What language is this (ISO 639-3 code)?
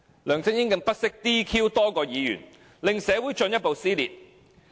yue